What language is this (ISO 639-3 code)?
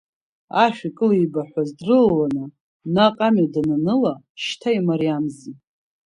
abk